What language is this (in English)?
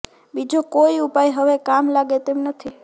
Gujarati